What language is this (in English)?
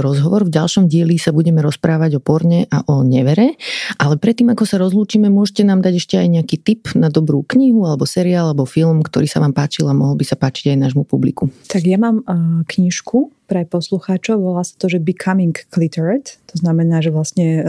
Slovak